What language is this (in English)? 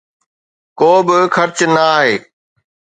Sindhi